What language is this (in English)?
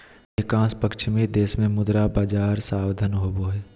Magahi